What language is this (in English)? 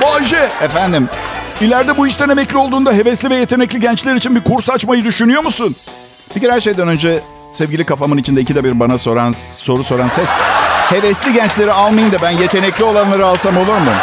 Turkish